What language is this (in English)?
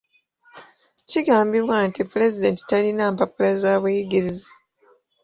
Ganda